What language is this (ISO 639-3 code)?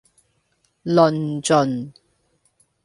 yue